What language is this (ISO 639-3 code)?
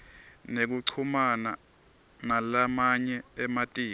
ssw